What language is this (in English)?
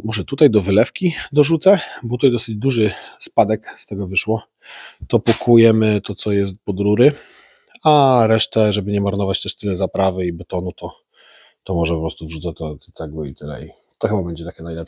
Polish